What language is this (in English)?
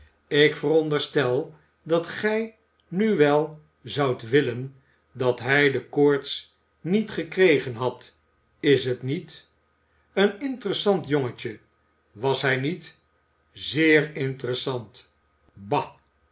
Dutch